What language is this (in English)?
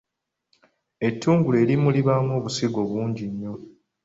Ganda